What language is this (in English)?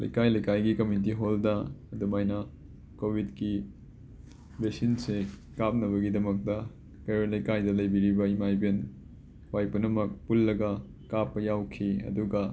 Manipuri